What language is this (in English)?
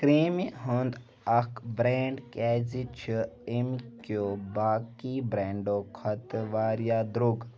Kashmiri